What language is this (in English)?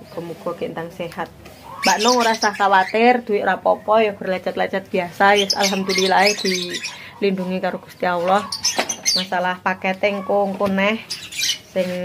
Indonesian